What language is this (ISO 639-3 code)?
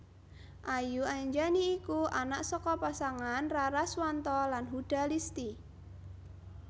jav